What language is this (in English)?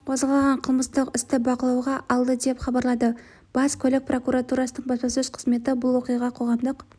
Kazakh